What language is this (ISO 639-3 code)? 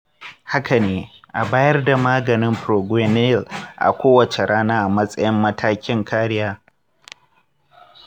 hau